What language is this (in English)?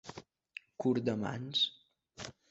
Catalan